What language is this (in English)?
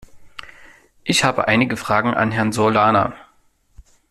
German